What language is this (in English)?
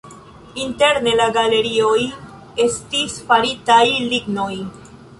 Esperanto